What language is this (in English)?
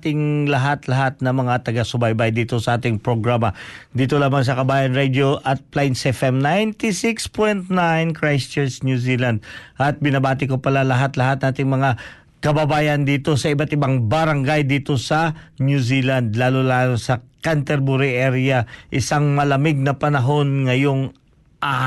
Filipino